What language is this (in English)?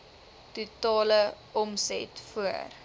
Afrikaans